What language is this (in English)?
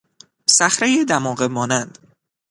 Persian